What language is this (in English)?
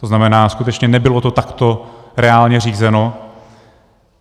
Czech